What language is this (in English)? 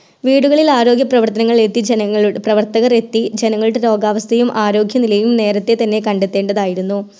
Malayalam